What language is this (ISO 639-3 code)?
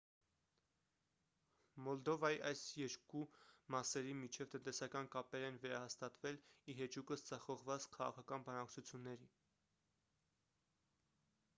hye